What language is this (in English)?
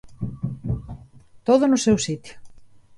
Galician